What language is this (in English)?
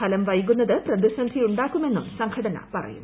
Malayalam